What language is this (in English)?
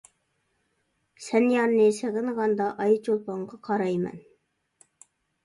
Uyghur